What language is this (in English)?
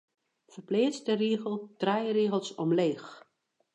Western Frisian